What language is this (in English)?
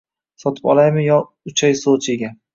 Uzbek